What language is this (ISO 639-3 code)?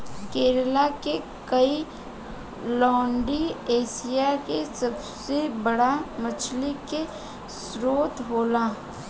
bho